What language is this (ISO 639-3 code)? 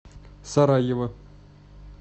rus